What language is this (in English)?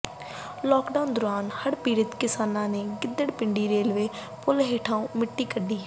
Punjabi